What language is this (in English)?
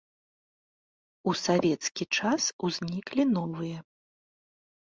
Belarusian